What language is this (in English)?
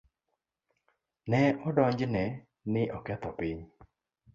Luo (Kenya and Tanzania)